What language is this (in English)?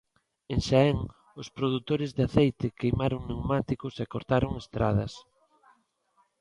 Galician